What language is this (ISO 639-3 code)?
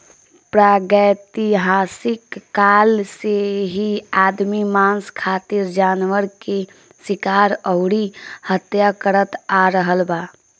bho